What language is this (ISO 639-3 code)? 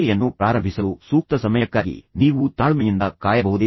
kan